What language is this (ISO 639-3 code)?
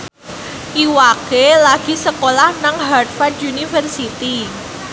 jav